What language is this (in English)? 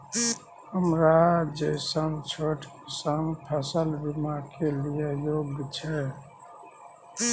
Maithili